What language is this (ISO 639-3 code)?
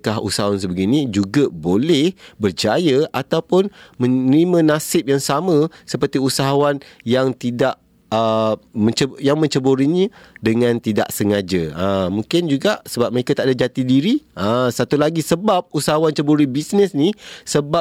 msa